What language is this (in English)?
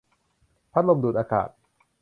Thai